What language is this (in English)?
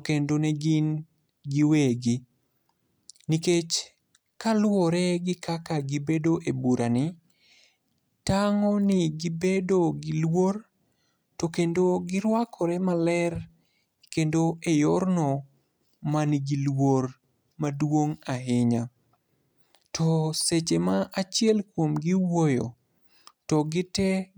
Luo (Kenya and Tanzania)